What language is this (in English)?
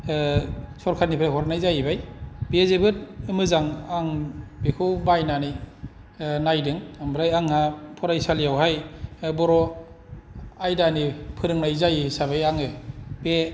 Bodo